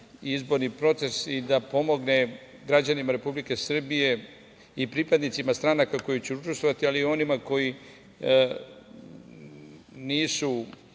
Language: Serbian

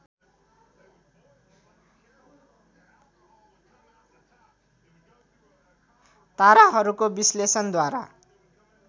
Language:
Nepali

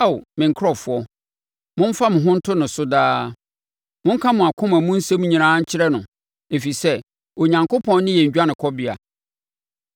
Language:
Akan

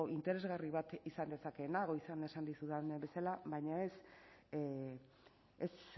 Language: Basque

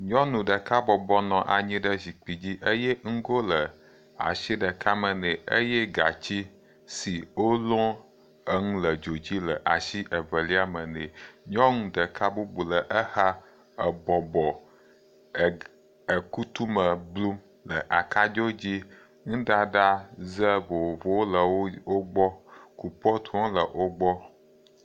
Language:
Ewe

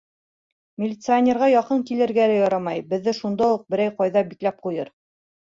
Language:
Bashkir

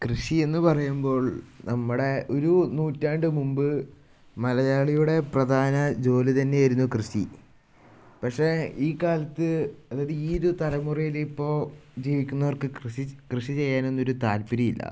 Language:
Malayalam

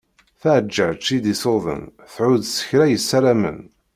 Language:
Kabyle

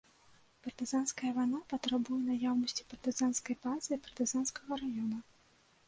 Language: Belarusian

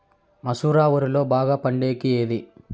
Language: Telugu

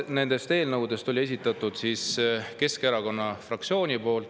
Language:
Estonian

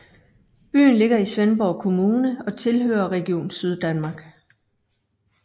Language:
Danish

